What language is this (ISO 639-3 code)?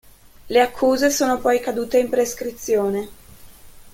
ita